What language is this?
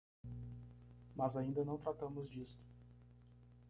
Portuguese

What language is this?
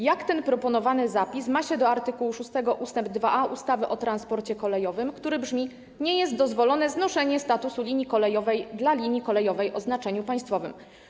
Polish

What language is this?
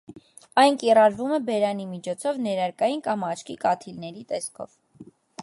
Armenian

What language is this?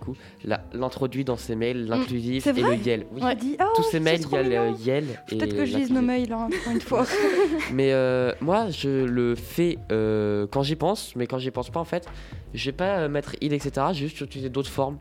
French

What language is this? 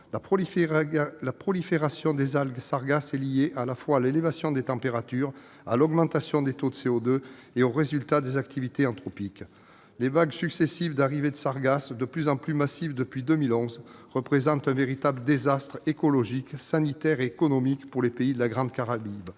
French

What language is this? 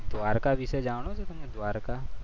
Gujarati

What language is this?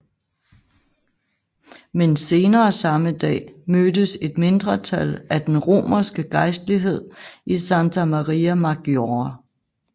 Danish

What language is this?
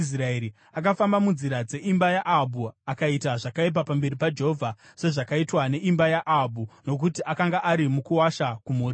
Shona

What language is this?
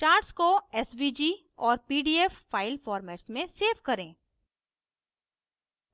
Hindi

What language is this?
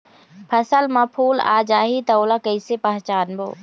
Chhattisgarhi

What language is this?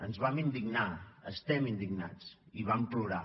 Catalan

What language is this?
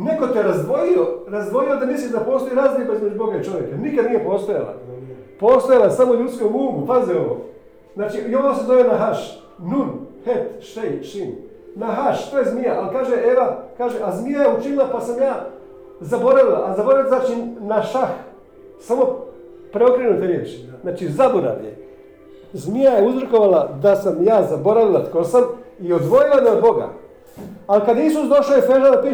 Croatian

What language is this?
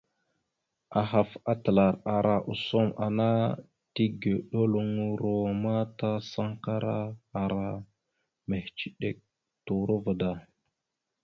Mada (Cameroon)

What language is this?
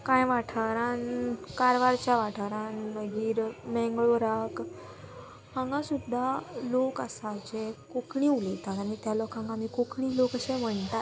Konkani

